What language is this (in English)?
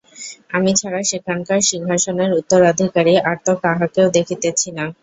Bangla